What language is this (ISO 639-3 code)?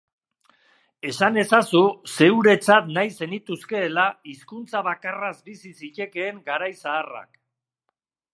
eus